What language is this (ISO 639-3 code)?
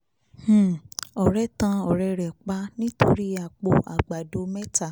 yor